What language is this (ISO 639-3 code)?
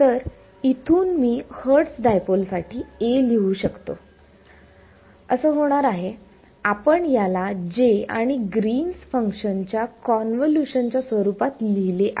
mar